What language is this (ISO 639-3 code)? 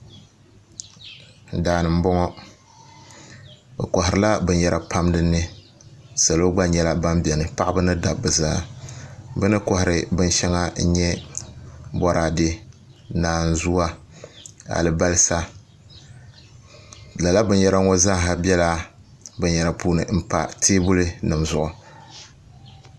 dag